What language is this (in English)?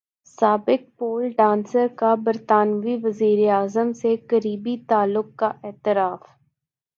Urdu